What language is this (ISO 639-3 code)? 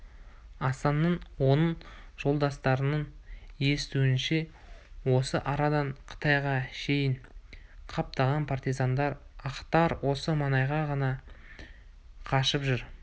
kaz